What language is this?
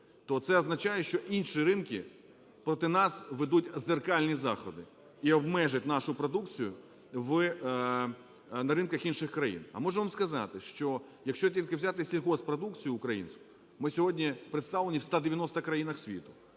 Ukrainian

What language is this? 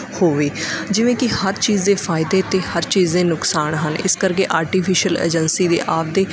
Punjabi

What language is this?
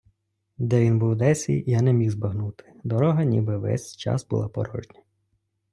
Ukrainian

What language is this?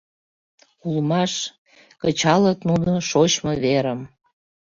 Mari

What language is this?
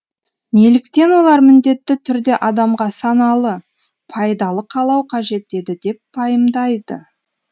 Kazakh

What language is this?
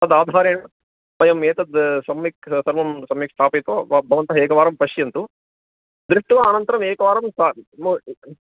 Sanskrit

